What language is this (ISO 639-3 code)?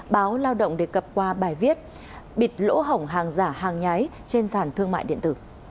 vie